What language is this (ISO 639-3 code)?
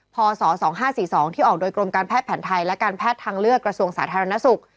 tha